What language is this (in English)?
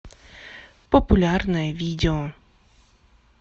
Russian